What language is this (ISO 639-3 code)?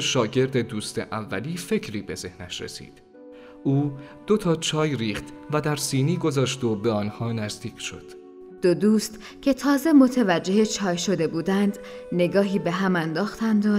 fas